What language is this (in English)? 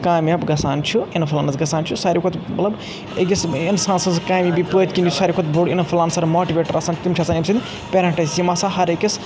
Kashmiri